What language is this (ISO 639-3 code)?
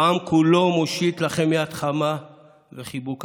heb